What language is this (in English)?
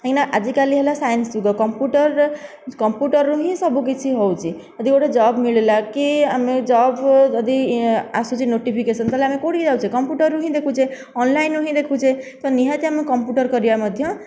Odia